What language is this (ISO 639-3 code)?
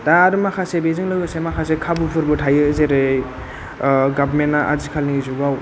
brx